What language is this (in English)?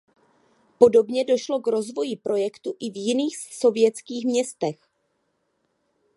Czech